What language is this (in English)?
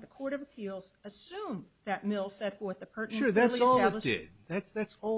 English